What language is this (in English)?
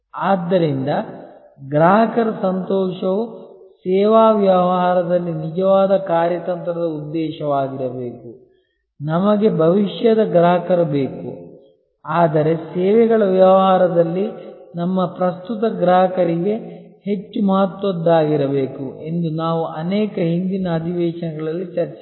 Kannada